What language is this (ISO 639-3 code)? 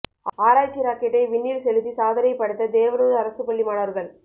tam